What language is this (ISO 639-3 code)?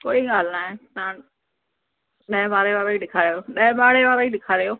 snd